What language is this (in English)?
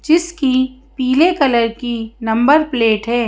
Hindi